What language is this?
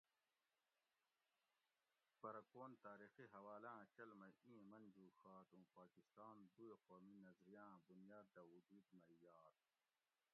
Gawri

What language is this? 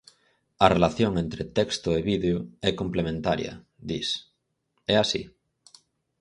Galician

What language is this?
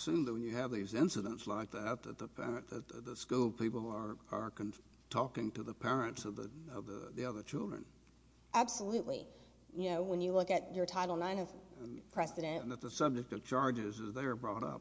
English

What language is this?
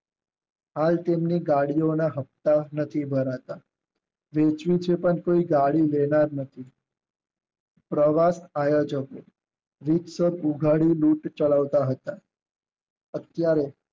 Gujarati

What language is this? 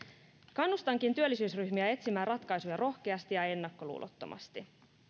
Finnish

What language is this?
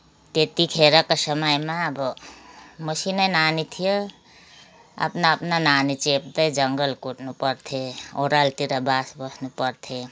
Nepali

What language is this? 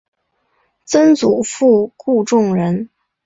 Chinese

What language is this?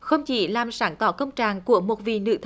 Vietnamese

